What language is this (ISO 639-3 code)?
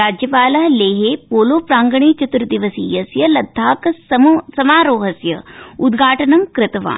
san